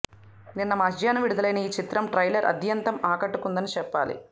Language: Telugu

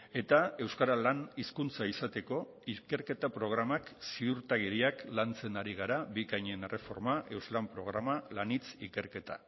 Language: Basque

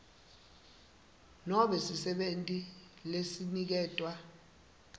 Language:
Swati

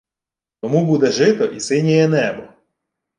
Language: Ukrainian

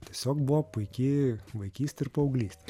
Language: Lithuanian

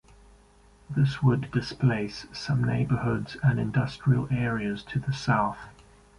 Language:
English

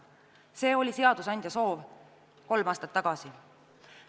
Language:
Estonian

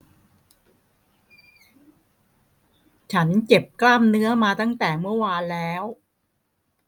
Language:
Thai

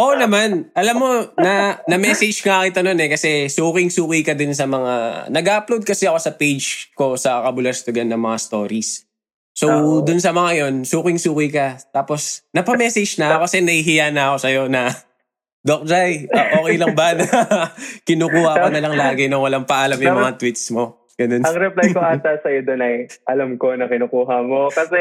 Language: Filipino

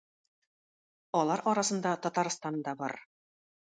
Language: Tatar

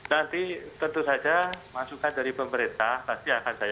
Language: Indonesian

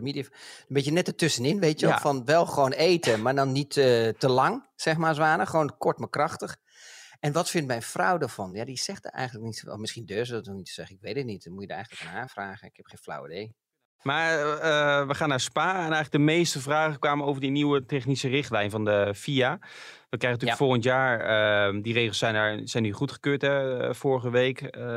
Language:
Dutch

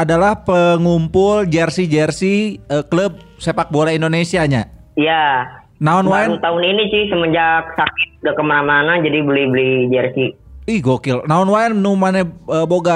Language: Indonesian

